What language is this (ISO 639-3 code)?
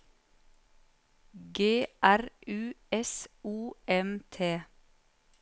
nor